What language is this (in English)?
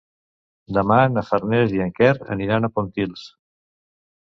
Catalan